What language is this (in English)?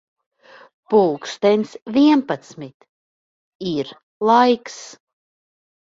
Latvian